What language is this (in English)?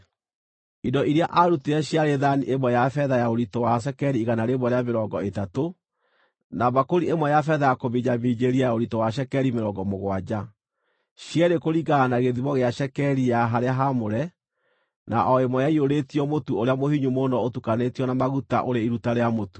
Kikuyu